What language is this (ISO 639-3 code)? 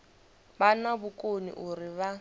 ven